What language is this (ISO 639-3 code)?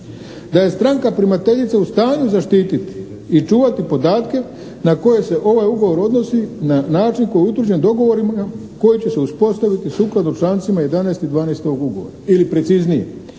hrv